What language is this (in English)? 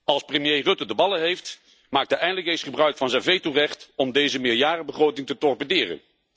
Dutch